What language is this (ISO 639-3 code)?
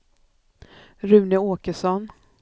swe